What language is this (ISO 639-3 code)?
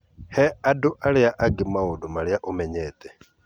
kik